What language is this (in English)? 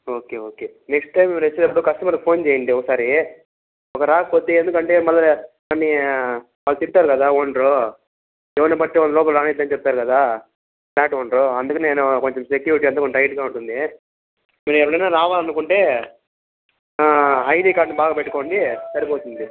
Telugu